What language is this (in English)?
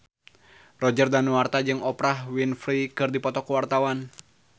Sundanese